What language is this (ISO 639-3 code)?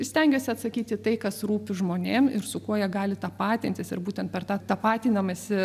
lit